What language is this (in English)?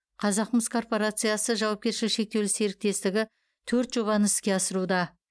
Kazakh